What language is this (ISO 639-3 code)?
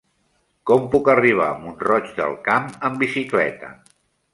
cat